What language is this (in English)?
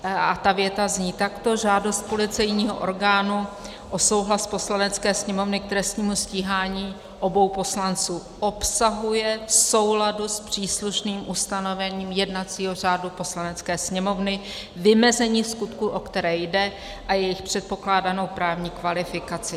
Czech